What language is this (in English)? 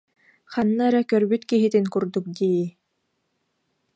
Yakut